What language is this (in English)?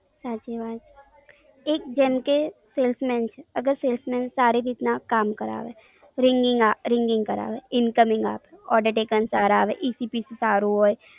Gujarati